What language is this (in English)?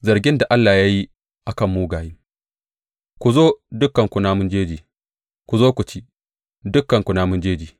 Hausa